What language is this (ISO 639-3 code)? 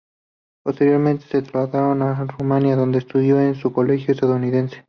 spa